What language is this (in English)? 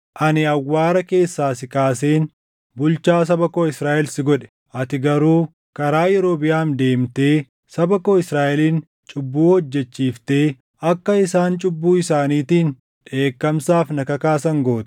Oromo